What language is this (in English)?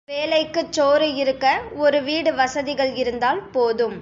Tamil